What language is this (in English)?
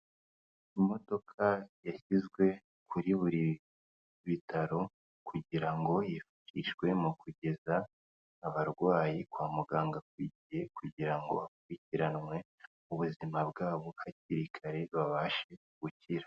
Kinyarwanda